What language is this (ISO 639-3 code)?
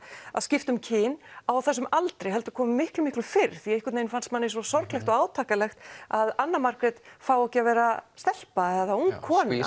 isl